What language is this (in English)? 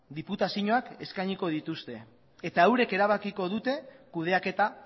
Basque